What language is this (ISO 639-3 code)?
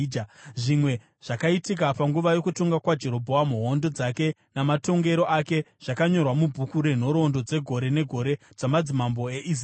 sna